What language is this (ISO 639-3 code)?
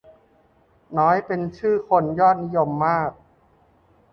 tha